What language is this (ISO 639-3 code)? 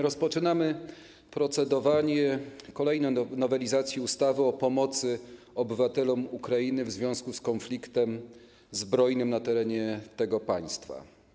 pol